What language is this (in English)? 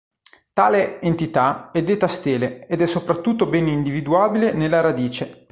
Italian